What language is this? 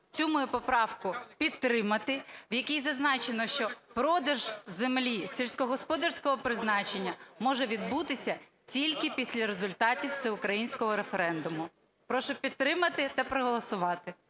Ukrainian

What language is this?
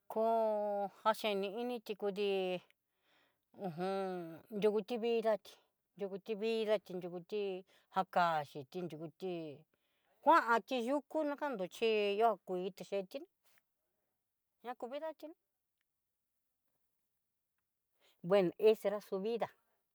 Southeastern Nochixtlán Mixtec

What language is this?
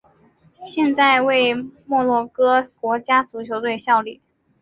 Chinese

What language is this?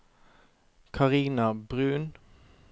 Norwegian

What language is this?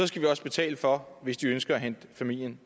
Danish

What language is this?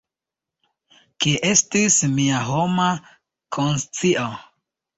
Esperanto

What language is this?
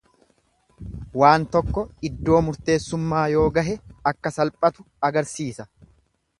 Oromo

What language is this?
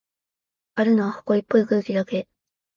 Japanese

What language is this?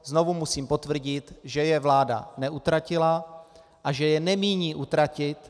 Czech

